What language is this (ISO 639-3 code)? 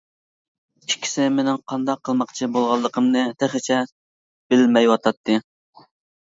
uig